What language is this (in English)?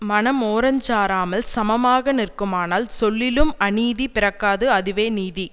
Tamil